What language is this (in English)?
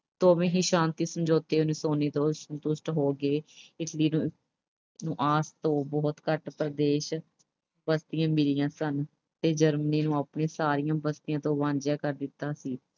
Punjabi